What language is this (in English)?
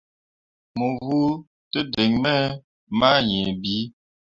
Mundang